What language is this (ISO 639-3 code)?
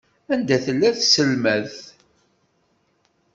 kab